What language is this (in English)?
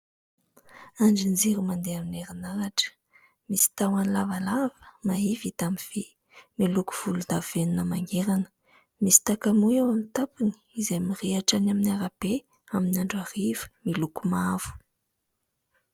Malagasy